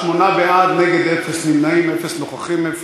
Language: Hebrew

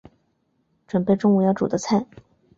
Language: Chinese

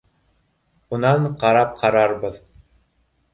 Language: Bashkir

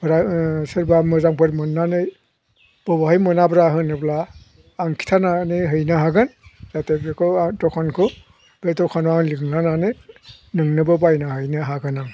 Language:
Bodo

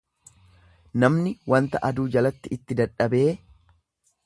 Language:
Oromo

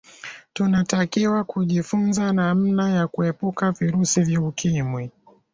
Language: Swahili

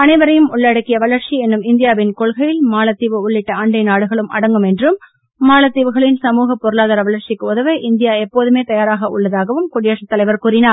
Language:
Tamil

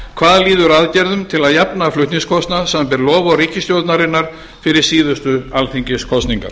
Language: Icelandic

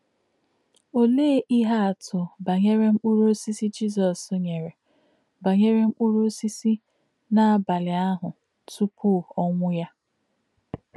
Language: Igbo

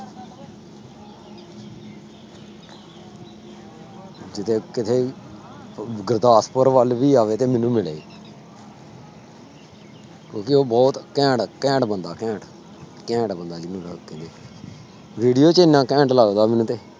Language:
Punjabi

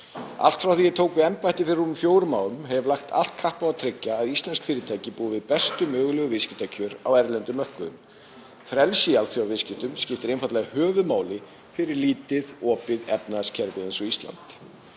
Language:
Icelandic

